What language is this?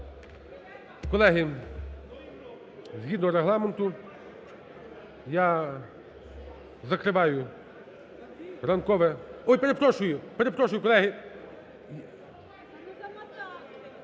Ukrainian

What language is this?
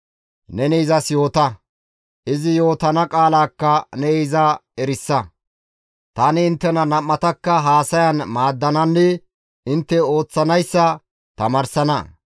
Gamo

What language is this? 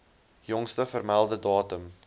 Afrikaans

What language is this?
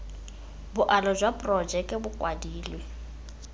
Tswana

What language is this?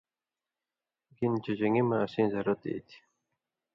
Indus Kohistani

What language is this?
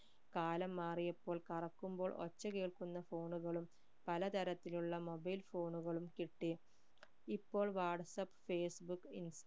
Malayalam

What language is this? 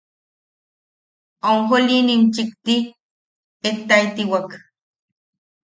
Yaqui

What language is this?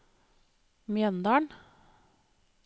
Norwegian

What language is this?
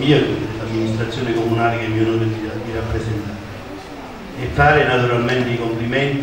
Italian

